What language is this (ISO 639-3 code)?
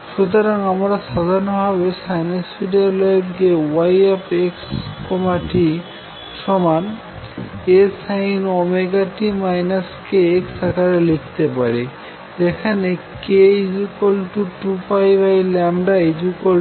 ben